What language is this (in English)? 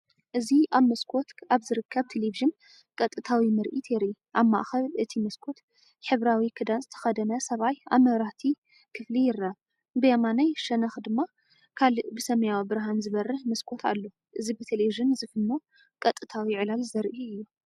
Tigrinya